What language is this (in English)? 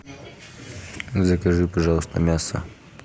Russian